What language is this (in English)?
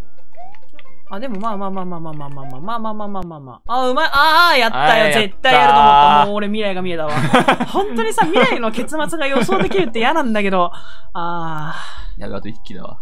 Japanese